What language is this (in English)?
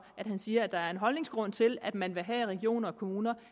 Danish